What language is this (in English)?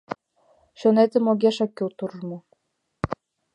Mari